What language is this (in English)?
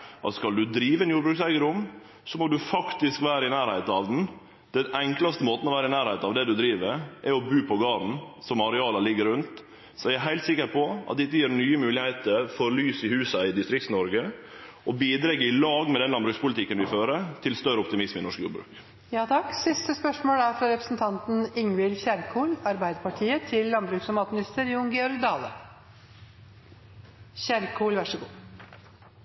Norwegian